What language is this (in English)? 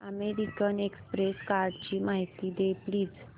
Marathi